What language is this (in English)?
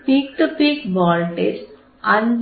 Malayalam